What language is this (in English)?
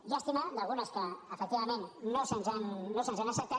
Catalan